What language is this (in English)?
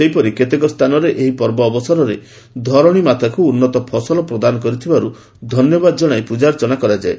Odia